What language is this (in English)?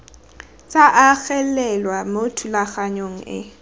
Tswana